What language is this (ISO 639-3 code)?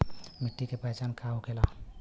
bho